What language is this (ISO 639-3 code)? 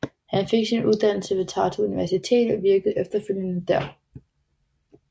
dan